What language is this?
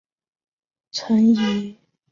Chinese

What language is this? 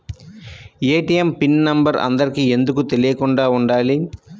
Telugu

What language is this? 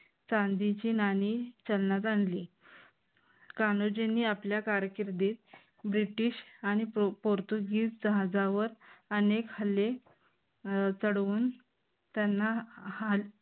Marathi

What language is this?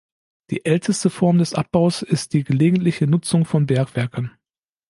German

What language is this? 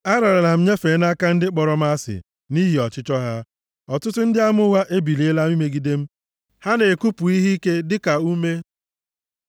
Igbo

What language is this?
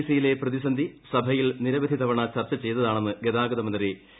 Malayalam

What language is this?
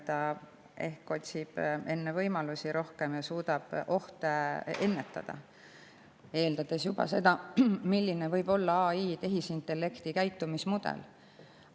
Estonian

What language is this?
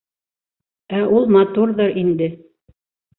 Bashkir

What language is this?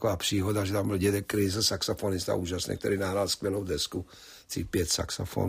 Czech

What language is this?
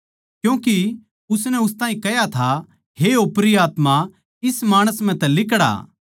Haryanvi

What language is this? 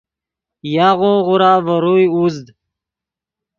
Yidgha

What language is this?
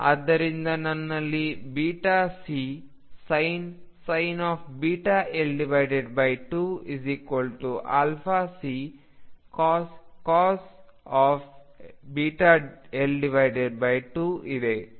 Kannada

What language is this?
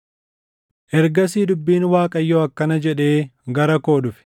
Oromo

